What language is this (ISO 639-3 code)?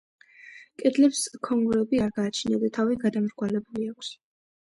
kat